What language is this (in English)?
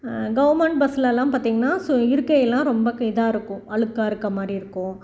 Tamil